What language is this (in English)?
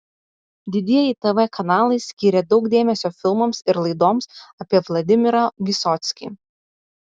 Lithuanian